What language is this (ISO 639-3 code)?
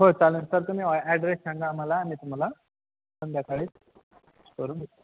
mar